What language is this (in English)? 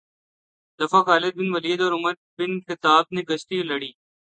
Urdu